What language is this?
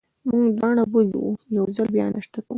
Pashto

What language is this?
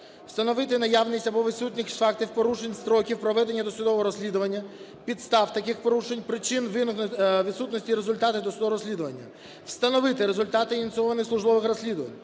Ukrainian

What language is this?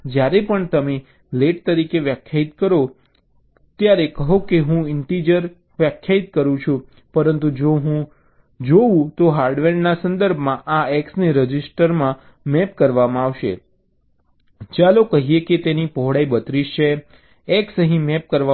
Gujarati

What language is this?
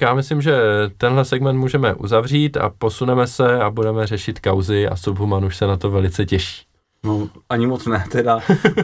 Czech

